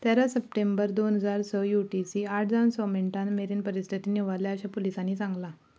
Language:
Konkani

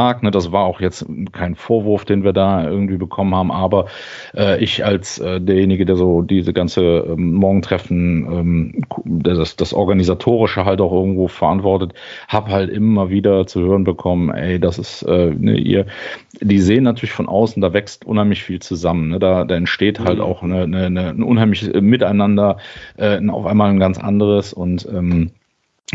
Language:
German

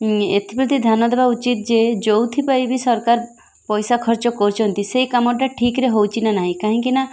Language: Odia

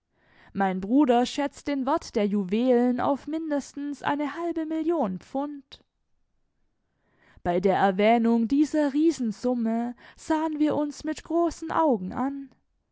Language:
German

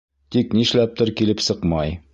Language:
Bashkir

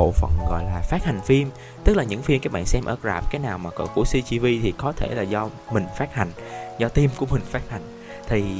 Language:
Vietnamese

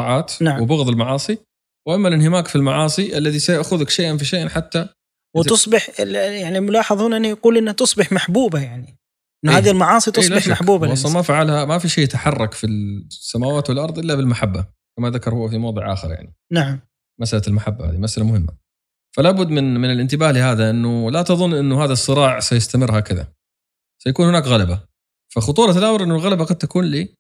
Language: Arabic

